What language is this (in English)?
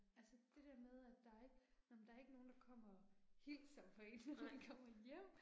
Danish